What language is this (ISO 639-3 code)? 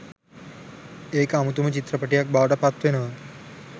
sin